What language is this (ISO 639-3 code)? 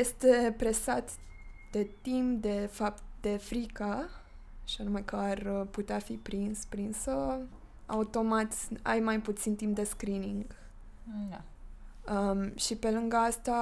ron